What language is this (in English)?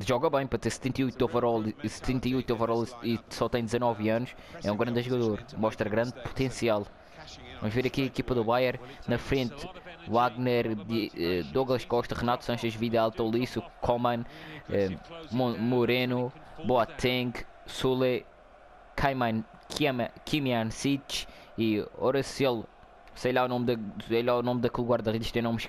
Portuguese